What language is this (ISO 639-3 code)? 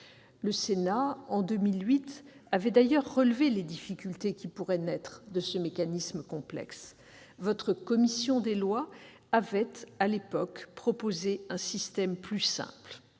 fra